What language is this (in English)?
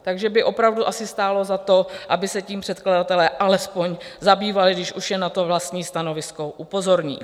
Czech